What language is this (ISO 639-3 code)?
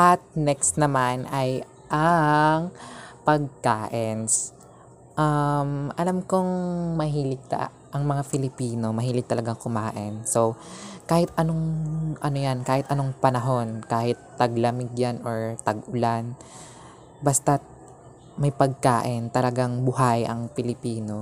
fil